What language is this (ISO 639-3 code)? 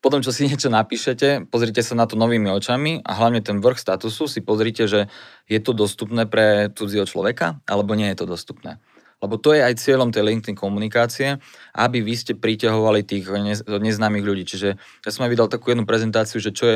slk